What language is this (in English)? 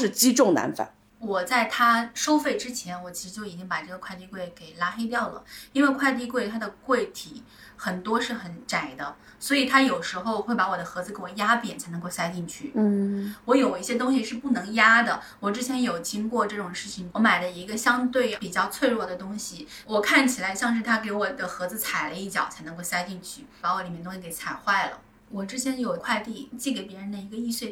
Chinese